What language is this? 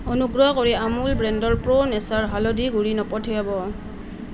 Assamese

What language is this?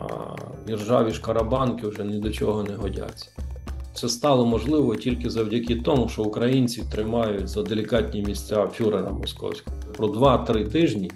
Ukrainian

